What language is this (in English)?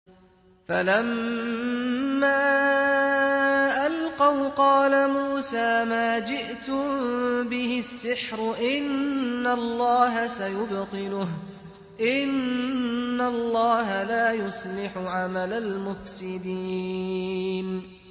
Arabic